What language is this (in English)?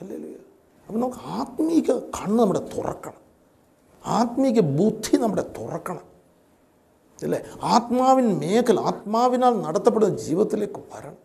Malayalam